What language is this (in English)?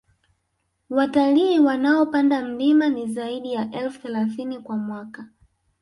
Swahili